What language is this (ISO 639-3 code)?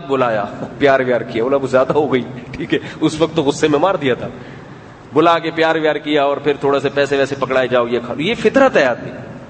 urd